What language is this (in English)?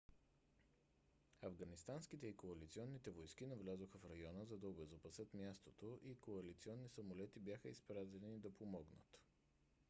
Bulgarian